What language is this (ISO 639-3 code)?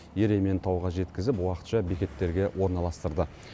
kaz